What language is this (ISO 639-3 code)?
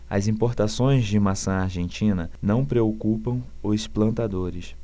por